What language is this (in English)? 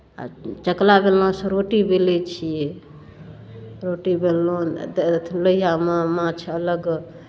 Maithili